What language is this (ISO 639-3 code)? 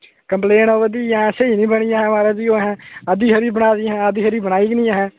doi